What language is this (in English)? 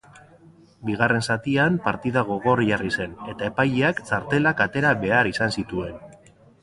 Basque